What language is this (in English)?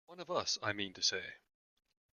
English